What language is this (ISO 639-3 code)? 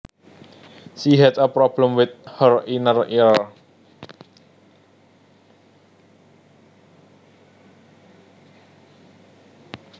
jav